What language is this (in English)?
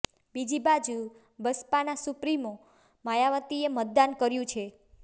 Gujarati